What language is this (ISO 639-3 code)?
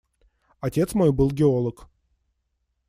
rus